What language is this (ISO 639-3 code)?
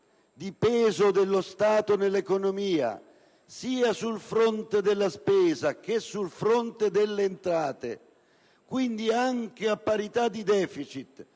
ita